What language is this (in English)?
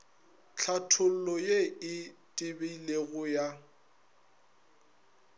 Northern Sotho